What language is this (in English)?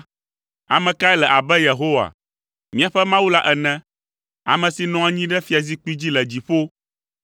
Ewe